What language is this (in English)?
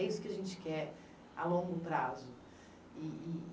Portuguese